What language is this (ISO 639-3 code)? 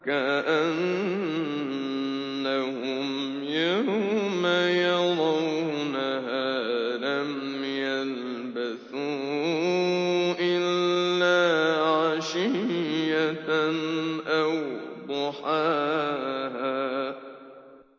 ara